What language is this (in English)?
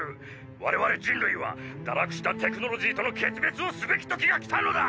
Japanese